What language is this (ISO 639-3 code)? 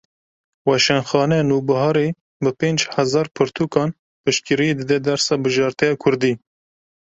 kur